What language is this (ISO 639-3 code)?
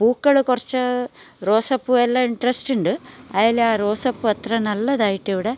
mal